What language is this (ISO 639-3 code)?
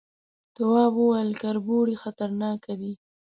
pus